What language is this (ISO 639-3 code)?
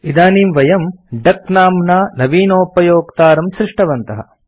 san